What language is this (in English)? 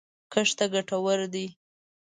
Pashto